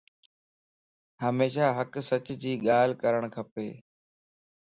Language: Lasi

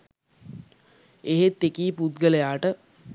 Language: Sinhala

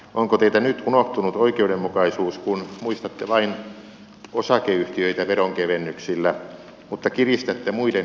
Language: Finnish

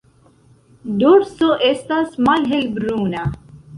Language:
Esperanto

